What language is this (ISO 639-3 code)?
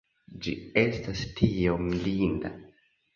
epo